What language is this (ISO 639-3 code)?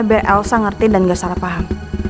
ind